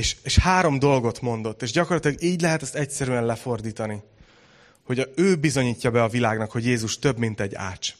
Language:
Hungarian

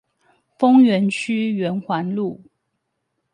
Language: Chinese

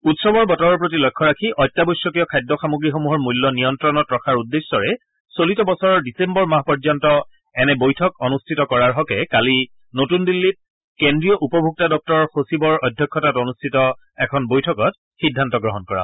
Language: Assamese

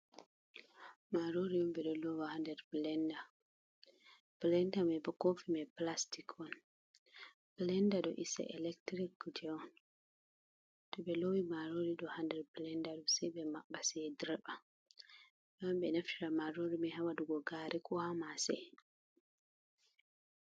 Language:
Fula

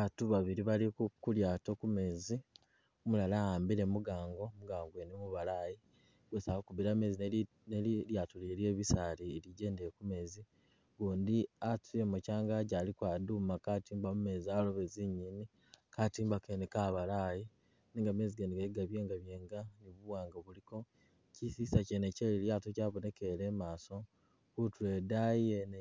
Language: Masaaba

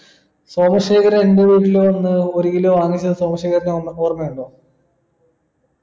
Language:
Malayalam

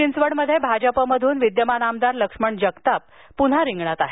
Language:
Marathi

